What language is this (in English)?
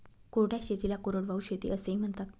Marathi